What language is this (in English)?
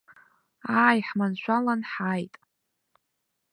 Abkhazian